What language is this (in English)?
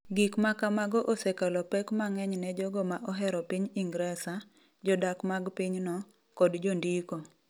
Luo (Kenya and Tanzania)